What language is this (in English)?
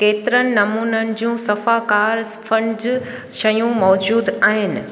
Sindhi